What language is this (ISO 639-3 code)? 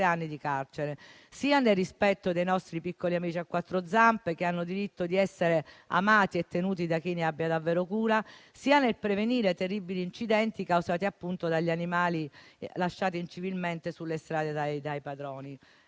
ita